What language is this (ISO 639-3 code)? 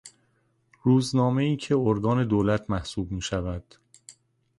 fas